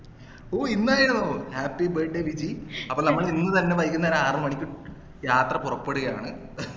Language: Malayalam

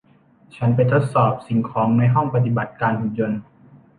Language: Thai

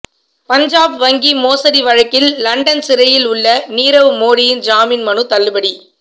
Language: Tamil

